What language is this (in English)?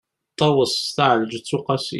Kabyle